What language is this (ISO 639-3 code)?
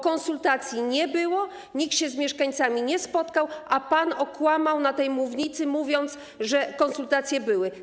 pol